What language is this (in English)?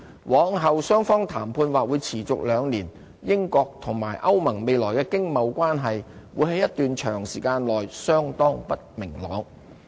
Cantonese